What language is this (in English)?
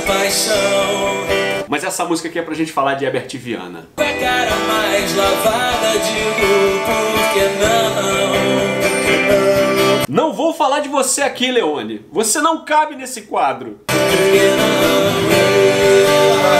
Portuguese